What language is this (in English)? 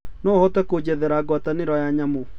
Kikuyu